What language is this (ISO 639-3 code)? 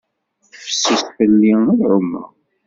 kab